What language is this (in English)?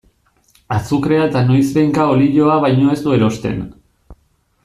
Basque